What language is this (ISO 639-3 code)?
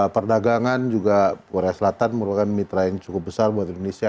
ind